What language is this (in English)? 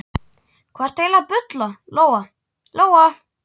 Icelandic